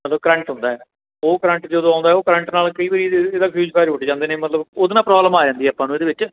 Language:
Punjabi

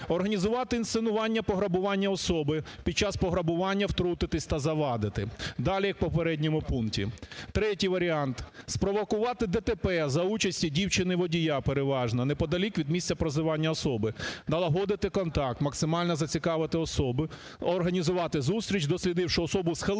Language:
Ukrainian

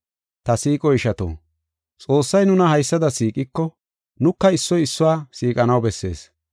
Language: Gofa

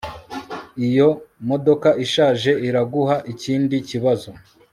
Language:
Kinyarwanda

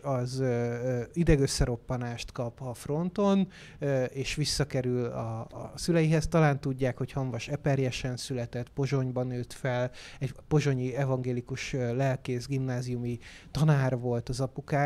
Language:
Hungarian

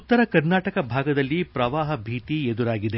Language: Kannada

